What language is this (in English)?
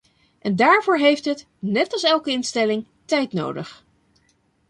Dutch